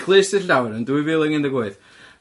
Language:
Welsh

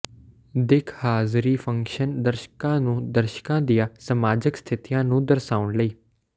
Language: Punjabi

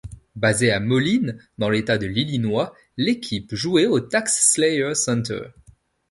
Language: French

